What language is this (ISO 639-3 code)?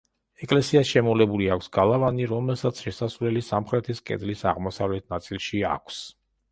kat